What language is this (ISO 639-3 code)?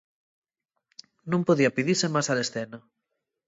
ast